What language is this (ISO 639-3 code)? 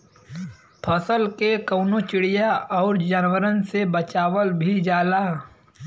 bho